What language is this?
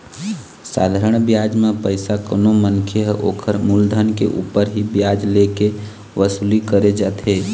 Chhattisgarhi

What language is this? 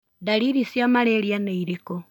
Kikuyu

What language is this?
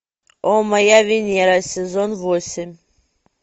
Russian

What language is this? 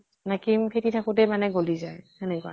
Assamese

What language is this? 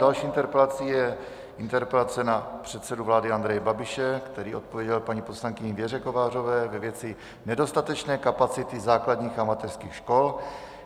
Czech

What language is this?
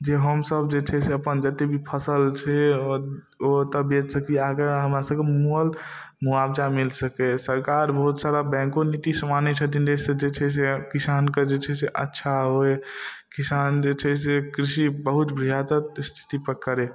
Maithili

